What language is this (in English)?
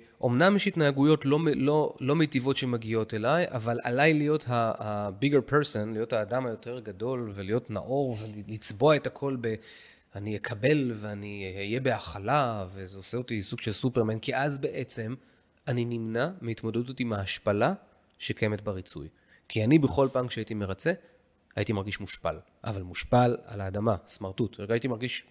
Hebrew